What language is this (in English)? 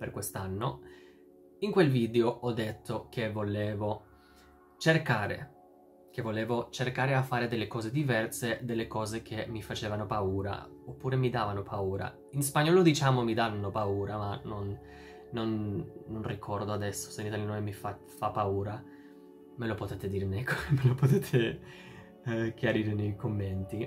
Italian